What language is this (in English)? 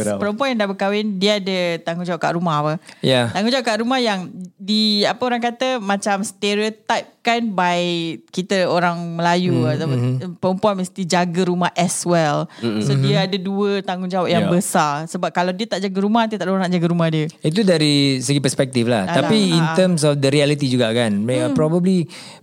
Malay